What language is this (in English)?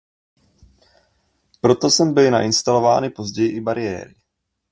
Czech